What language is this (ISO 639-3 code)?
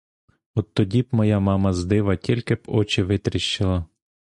ukr